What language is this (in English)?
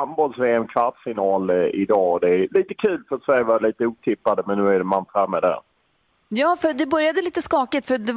Swedish